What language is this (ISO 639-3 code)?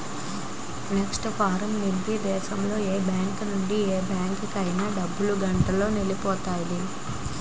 tel